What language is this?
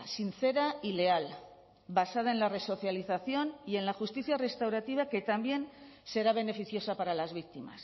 Spanish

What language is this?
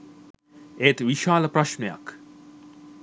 Sinhala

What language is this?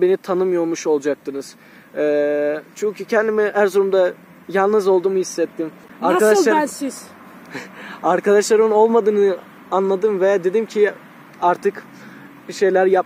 Turkish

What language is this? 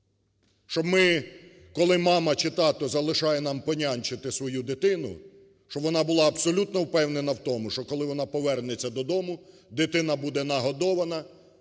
Ukrainian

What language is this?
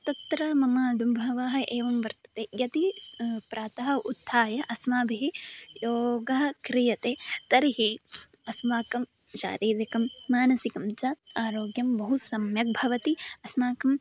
Sanskrit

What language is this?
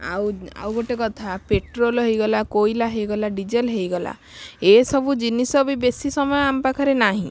Odia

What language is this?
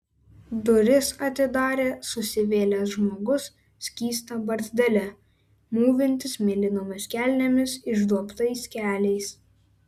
Lithuanian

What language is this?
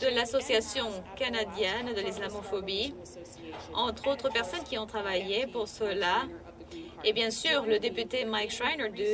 French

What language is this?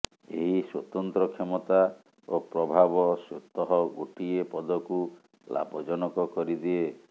Odia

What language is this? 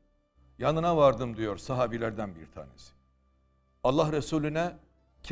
Turkish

